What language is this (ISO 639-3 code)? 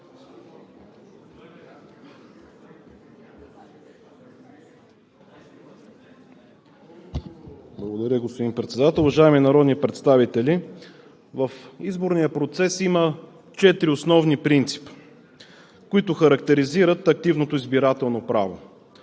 bul